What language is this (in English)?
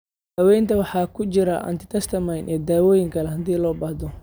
Somali